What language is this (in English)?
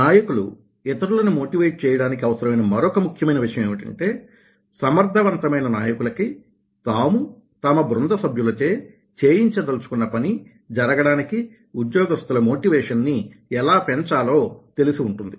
Telugu